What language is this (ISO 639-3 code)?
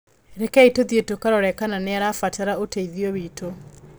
kik